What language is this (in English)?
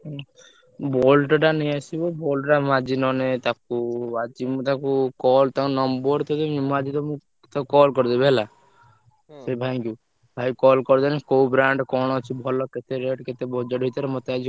Odia